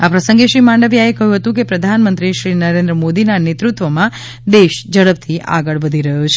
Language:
Gujarati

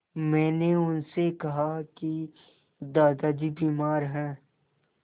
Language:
Hindi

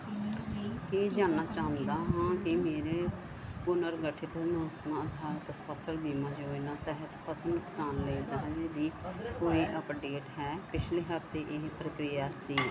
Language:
Punjabi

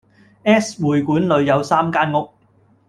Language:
Cantonese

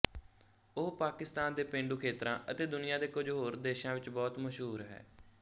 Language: Punjabi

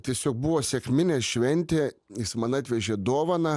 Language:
Lithuanian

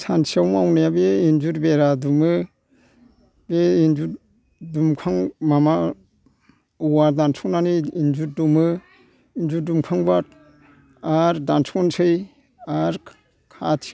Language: Bodo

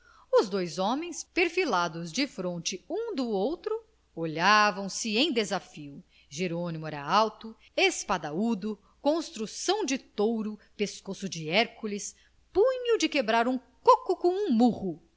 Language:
Portuguese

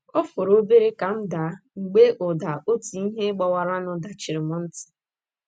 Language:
Igbo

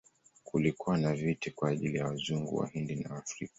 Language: Swahili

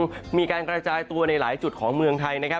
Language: Thai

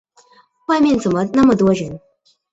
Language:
Chinese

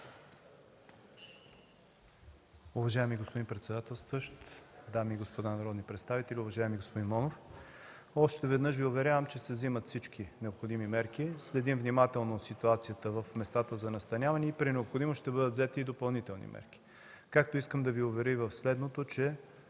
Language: Bulgarian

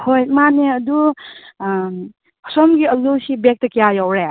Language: Manipuri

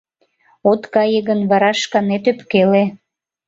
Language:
Mari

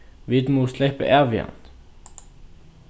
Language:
Faroese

